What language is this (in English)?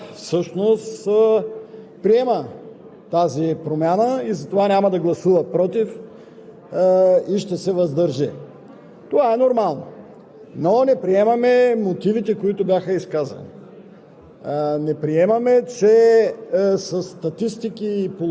Bulgarian